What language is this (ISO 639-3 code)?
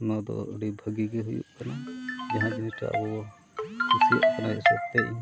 sat